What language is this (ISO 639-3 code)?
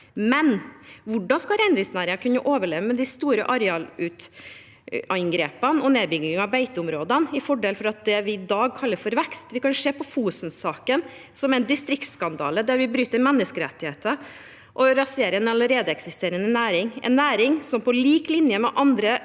nor